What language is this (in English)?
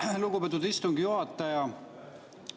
Estonian